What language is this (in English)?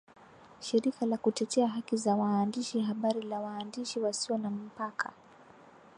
Swahili